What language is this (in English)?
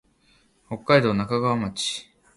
Japanese